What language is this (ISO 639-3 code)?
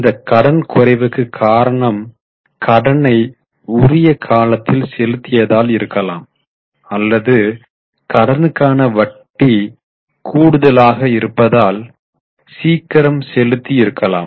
tam